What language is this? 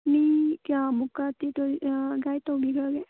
Manipuri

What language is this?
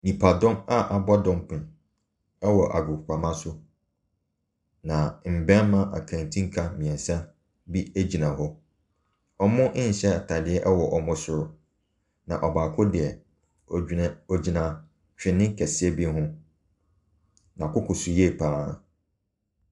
Akan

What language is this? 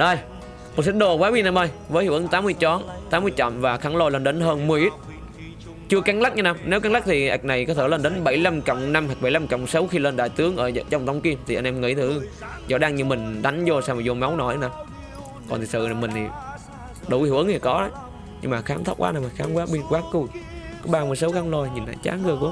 Vietnamese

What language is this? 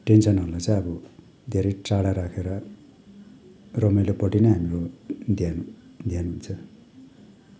Nepali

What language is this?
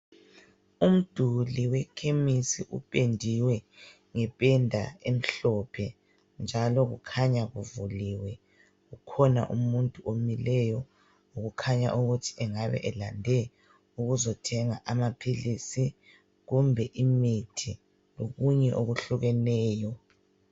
North Ndebele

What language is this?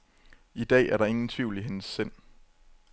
Danish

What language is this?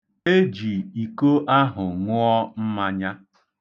Igbo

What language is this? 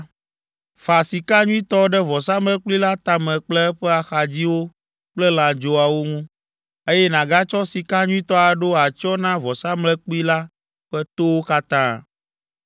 Ewe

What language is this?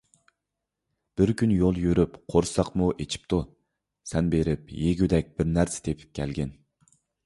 Uyghur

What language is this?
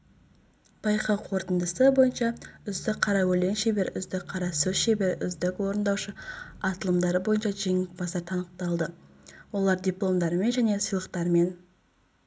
Kazakh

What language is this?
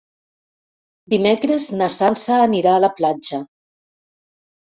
Catalan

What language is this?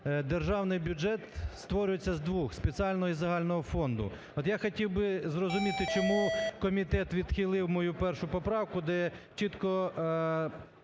Ukrainian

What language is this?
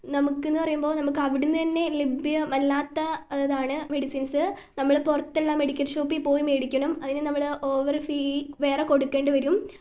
Malayalam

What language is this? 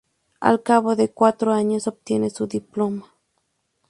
Spanish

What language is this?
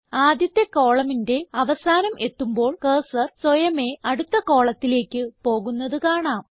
Malayalam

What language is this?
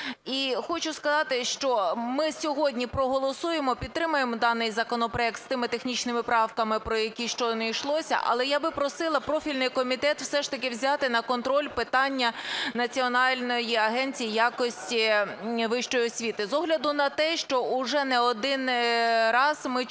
Ukrainian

